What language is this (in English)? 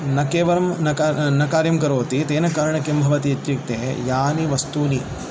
Sanskrit